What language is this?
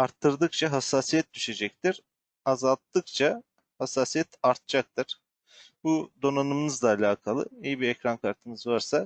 Turkish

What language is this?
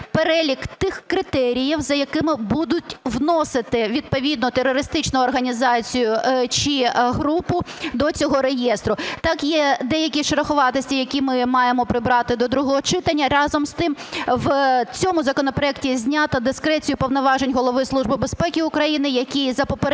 Ukrainian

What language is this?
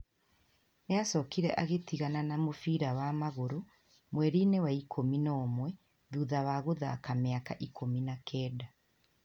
Kikuyu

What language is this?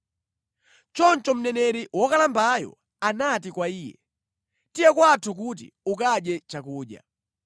Nyanja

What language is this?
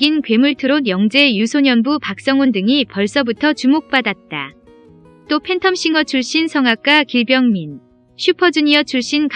Korean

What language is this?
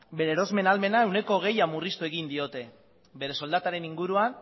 Basque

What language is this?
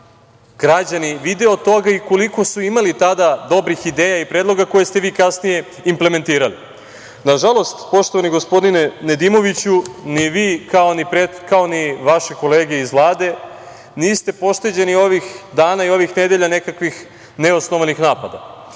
Serbian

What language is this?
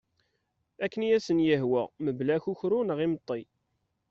Kabyle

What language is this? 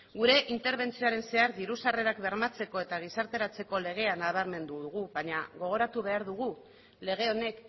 Basque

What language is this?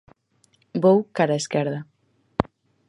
Galician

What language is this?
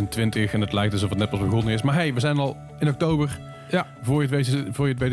Dutch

